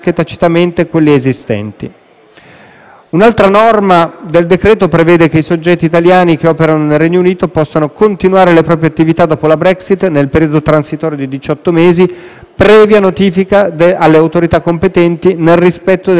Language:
Italian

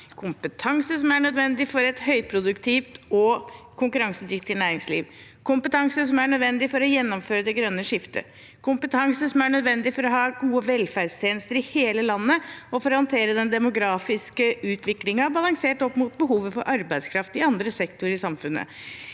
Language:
Norwegian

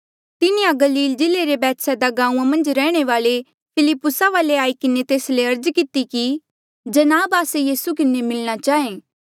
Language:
Mandeali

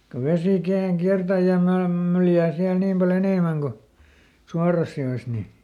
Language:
Finnish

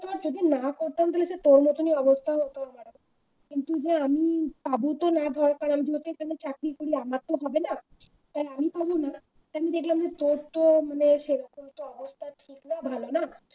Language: Bangla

